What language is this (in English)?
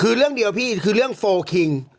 Thai